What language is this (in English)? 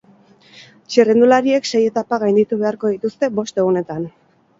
Basque